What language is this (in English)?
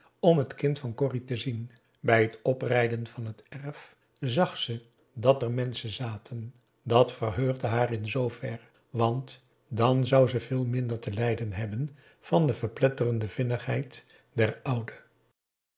Dutch